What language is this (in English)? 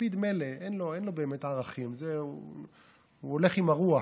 Hebrew